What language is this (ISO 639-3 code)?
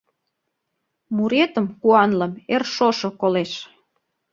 chm